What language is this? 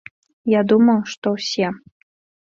Belarusian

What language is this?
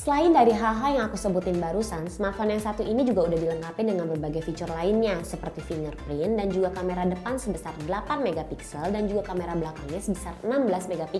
Indonesian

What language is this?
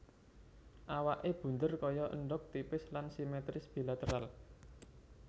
Javanese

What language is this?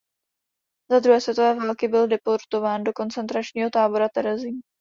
Czech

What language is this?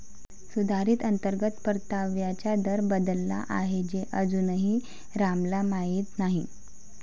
Marathi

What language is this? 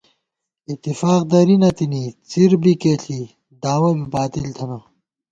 Gawar-Bati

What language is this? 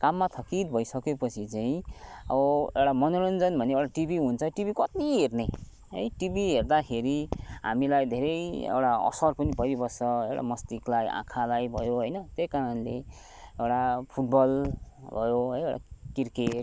Nepali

